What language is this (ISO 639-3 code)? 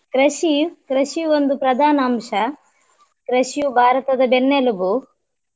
kan